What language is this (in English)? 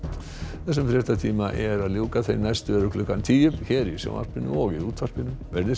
Icelandic